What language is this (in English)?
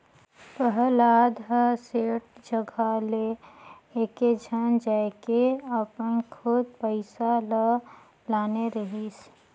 Chhattisgarhi